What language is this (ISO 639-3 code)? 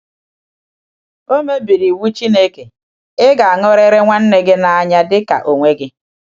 ibo